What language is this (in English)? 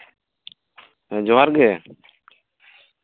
Santali